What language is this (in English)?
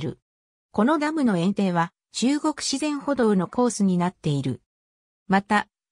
Japanese